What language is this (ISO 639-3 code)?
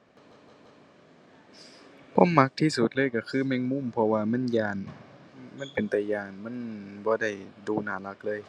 tha